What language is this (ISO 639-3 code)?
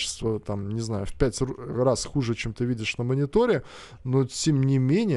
rus